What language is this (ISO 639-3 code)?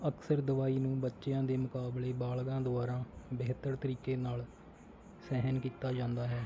pan